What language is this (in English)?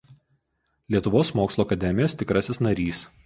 Lithuanian